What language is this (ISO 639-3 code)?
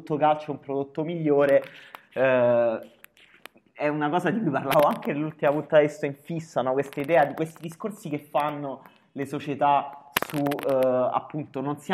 ita